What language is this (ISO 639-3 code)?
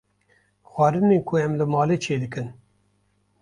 kur